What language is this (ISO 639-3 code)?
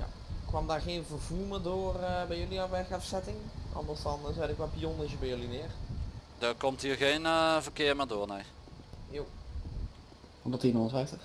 nld